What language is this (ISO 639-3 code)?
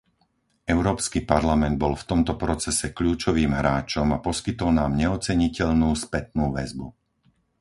slk